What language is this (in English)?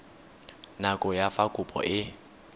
Tswana